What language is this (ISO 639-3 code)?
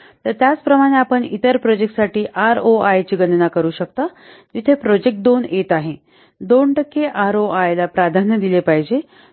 mar